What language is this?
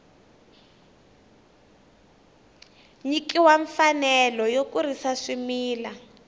Tsonga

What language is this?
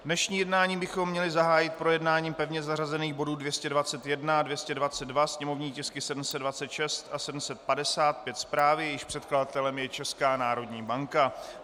Czech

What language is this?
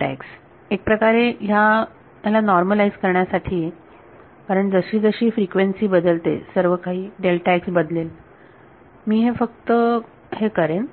Marathi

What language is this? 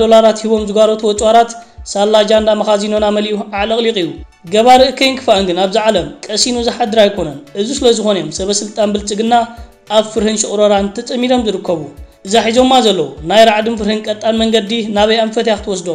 Arabic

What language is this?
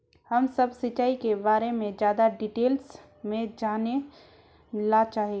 Magahi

